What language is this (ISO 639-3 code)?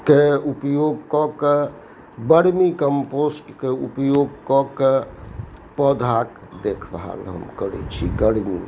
mai